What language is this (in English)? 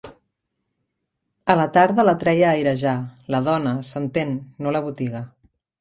Catalan